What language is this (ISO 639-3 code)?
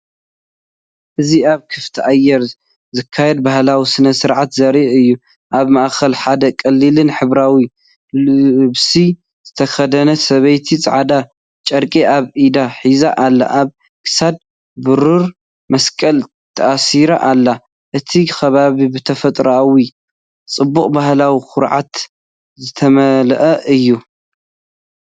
tir